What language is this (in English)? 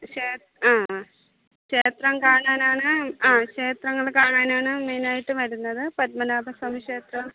Malayalam